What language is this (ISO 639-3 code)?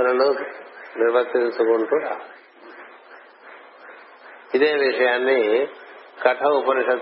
tel